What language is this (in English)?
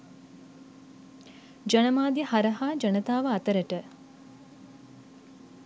Sinhala